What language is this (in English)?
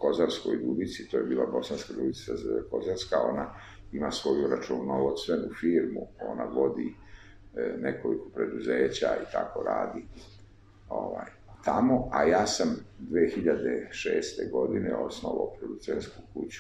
Italian